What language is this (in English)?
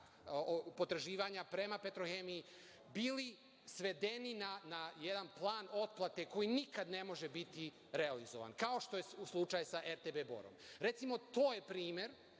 Serbian